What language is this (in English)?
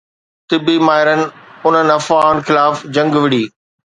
Sindhi